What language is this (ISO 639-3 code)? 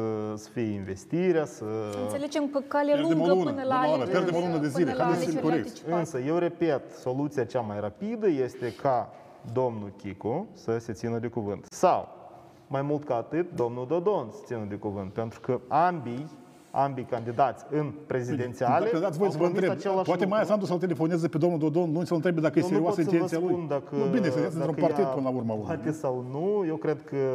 ron